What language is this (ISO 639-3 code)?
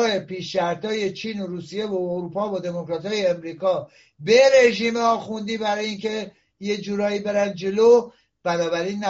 fas